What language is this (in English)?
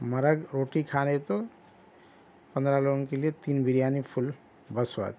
Urdu